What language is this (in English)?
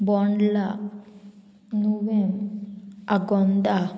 Konkani